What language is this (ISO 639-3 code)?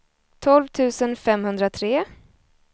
swe